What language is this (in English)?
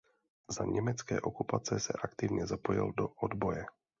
Czech